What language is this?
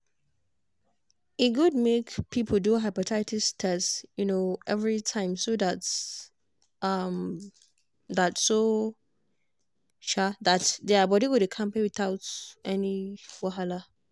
Nigerian Pidgin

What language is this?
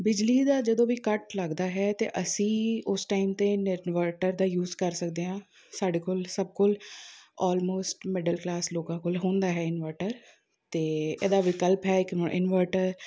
Punjabi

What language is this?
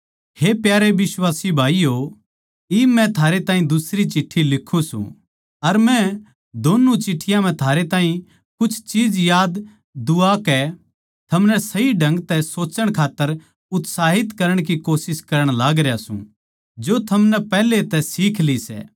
Haryanvi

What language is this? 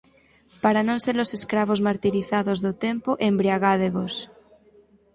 Galician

